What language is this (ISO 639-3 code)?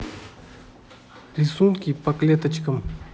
rus